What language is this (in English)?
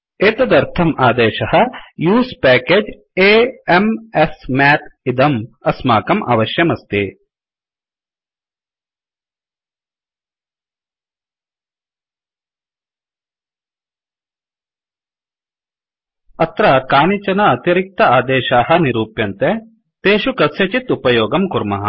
Sanskrit